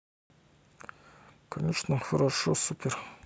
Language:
Russian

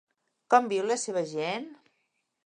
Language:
Catalan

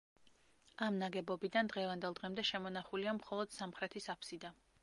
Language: Georgian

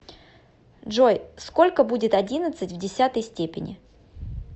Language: Russian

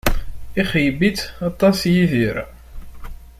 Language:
Kabyle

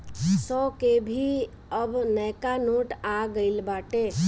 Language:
Bhojpuri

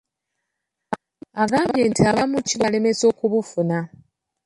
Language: Ganda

